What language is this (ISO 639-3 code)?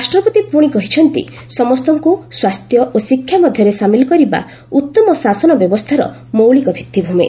ori